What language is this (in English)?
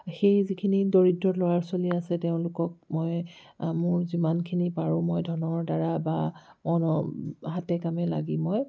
Assamese